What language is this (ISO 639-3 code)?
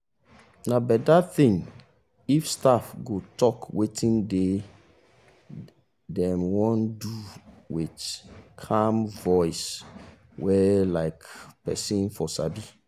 pcm